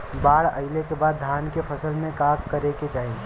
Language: Bhojpuri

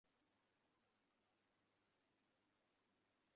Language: Bangla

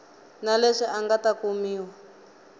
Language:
Tsonga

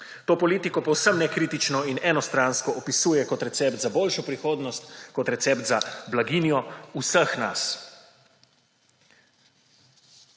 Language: Slovenian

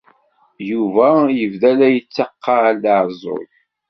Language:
Kabyle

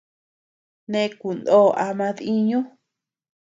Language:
Tepeuxila Cuicatec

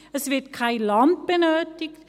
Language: Swiss German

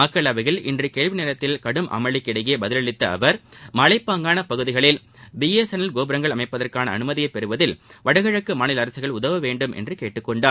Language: Tamil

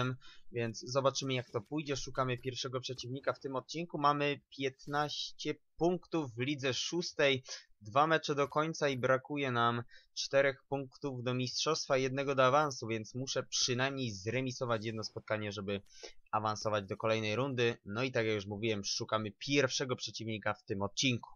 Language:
Polish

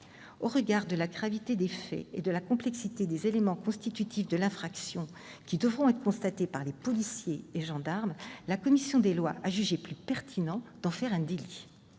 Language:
French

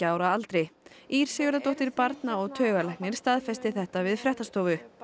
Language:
Icelandic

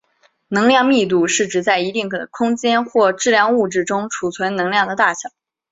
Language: Chinese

